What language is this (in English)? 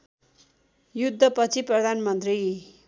Nepali